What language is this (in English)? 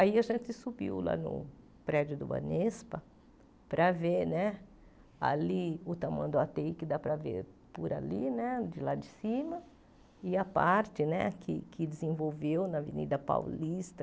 Portuguese